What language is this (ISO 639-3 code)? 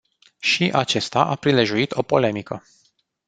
ron